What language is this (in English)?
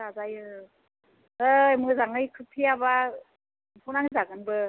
Bodo